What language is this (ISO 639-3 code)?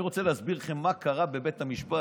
heb